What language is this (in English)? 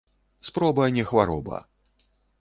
Belarusian